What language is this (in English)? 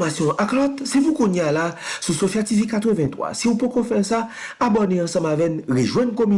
French